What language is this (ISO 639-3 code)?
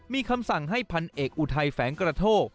tha